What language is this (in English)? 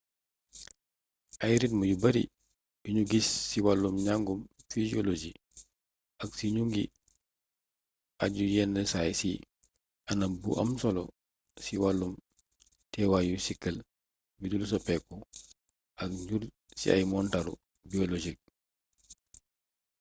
Wolof